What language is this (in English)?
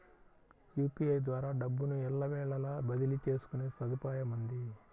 Telugu